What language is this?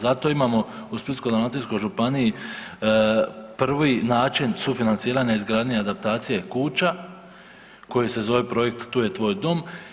Croatian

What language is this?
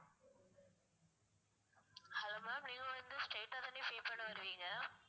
Tamil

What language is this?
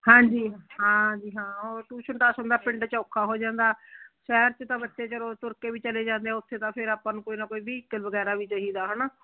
Punjabi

